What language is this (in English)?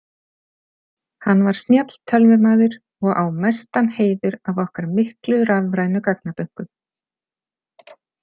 Icelandic